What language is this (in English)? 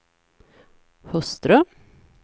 Swedish